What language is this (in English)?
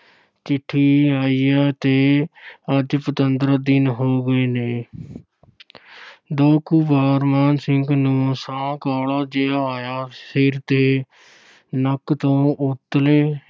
Punjabi